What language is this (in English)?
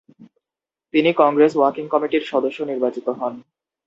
Bangla